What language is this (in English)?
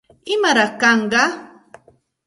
Santa Ana de Tusi Pasco Quechua